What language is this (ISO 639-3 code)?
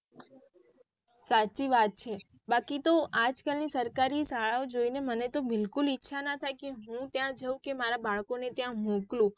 guj